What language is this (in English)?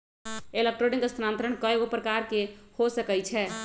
Magahi